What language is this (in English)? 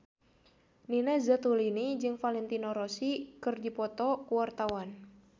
Sundanese